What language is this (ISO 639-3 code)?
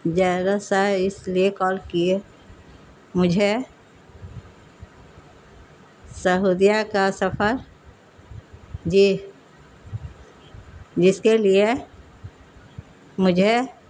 urd